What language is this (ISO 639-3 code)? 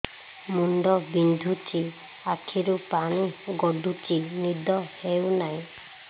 ori